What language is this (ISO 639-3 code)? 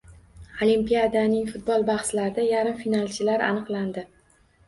uzb